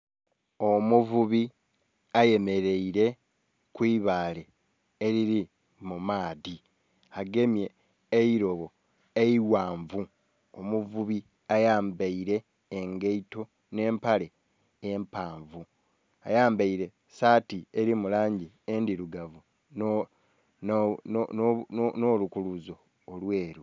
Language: Soga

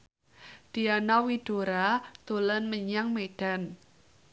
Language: Javanese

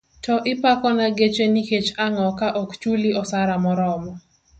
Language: Luo (Kenya and Tanzania)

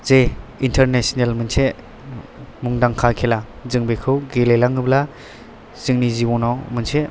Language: Bodo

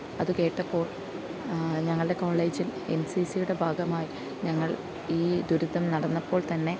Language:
Malayalam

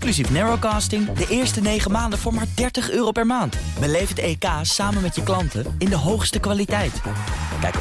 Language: Dutch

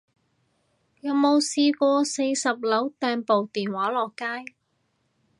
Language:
Cantonese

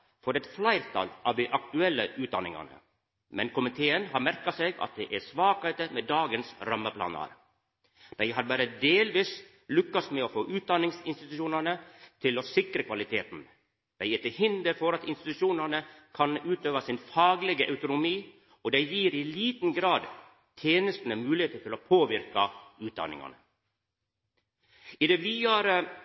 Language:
Norwegian Nynorsk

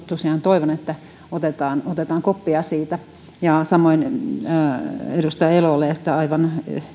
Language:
Finnish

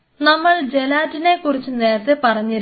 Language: Malayalam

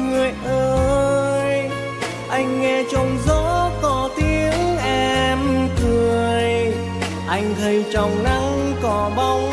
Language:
Vietnamese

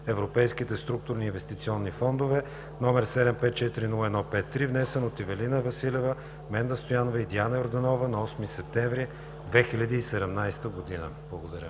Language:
Bulgarian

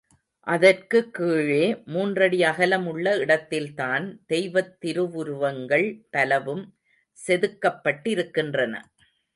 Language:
Tamil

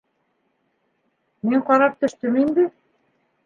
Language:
Bashkir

